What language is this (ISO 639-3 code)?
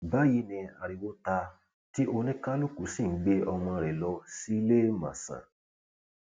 yor